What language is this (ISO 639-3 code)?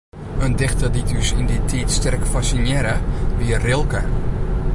fry